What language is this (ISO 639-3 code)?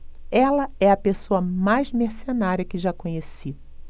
por